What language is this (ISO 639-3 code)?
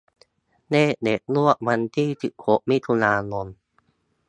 tha